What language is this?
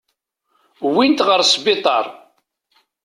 Kabyle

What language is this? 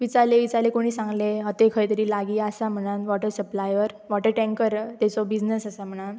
Konkani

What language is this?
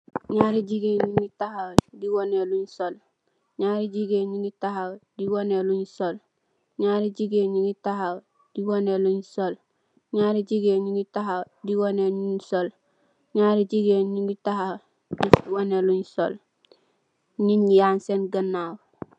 Wolof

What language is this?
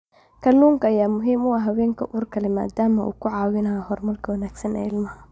Somali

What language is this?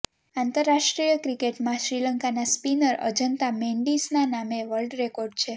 Gujarati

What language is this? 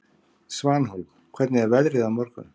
Icelandic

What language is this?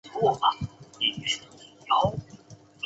Chinese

